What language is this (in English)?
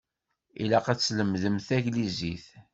Kabyle